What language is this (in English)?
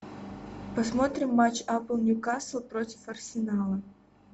Russian